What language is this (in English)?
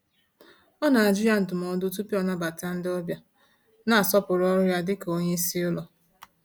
Igbo